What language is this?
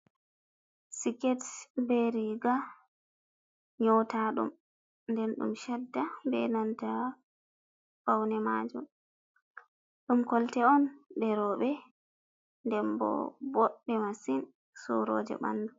Fula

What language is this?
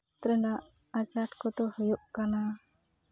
Santali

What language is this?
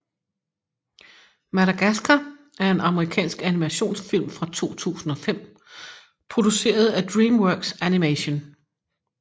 Danish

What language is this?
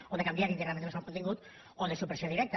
Catalan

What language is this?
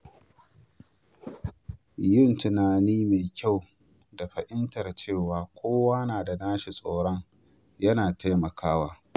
Hausa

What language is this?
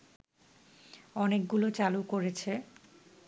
Bangla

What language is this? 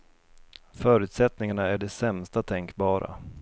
Swedish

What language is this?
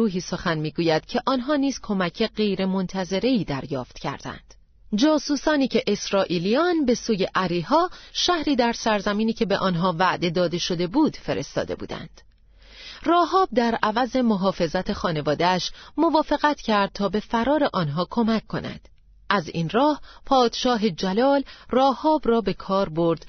Persian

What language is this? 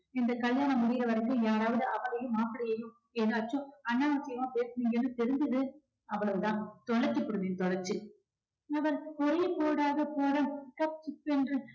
Tamil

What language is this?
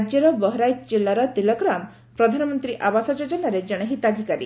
Odia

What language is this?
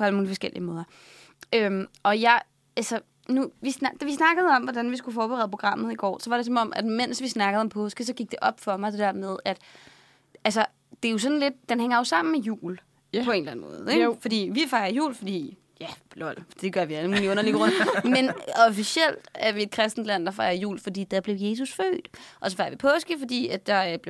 Danish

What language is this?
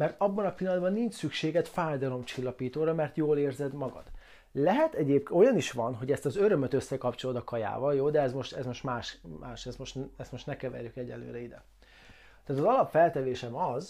Hungarian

